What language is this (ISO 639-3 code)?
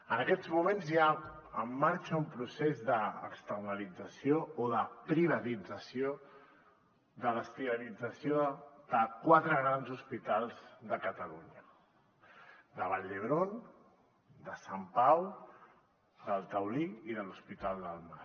cat